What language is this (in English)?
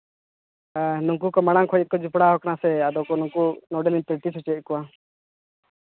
Santali